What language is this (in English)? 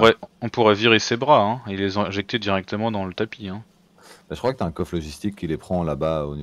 French